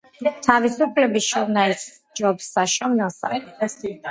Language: Georgian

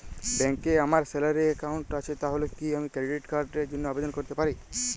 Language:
Bangla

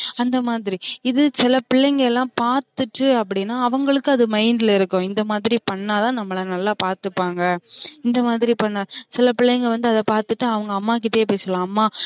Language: Tamil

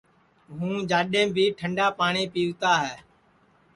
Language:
Sansi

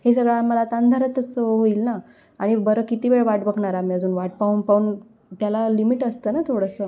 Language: Marathi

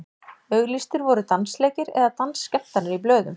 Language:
Icelandic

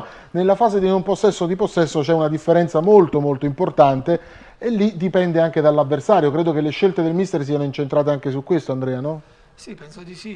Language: Italian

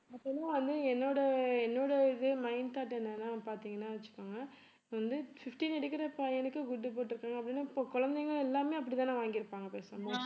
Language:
Tamil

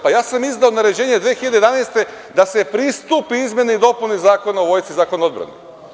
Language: Serbian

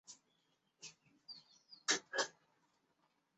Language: Chinese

